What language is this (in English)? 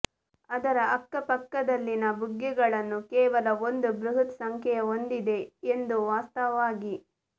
Kannada